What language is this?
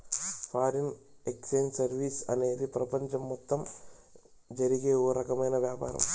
Telugu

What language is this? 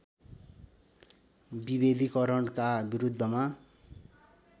Nepali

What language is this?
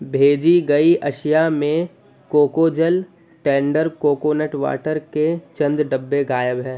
Urdu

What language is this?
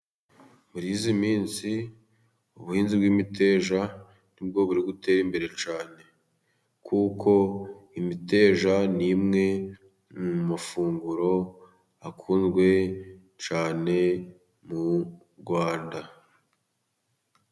Kinyarwanda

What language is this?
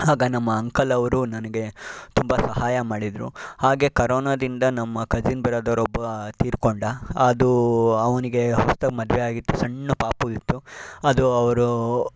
Kannada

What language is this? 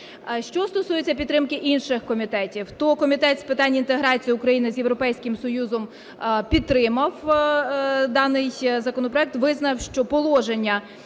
Ukrainian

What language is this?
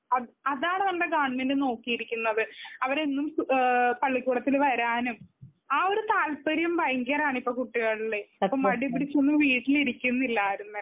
Malayalam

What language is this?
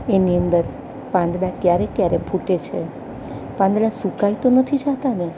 Gujarati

